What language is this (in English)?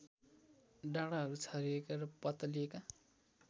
Nepali